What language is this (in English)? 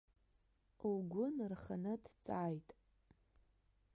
Abkhazian